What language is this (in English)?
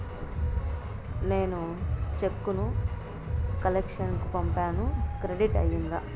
Telugu